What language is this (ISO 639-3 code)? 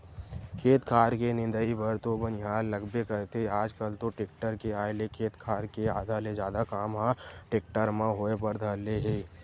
hne